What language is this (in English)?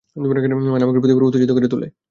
Bangla